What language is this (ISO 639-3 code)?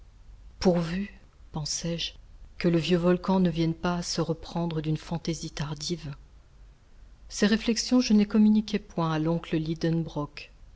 fra